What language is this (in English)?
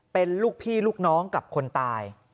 Thai